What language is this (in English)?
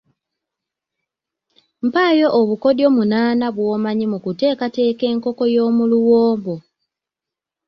Ganda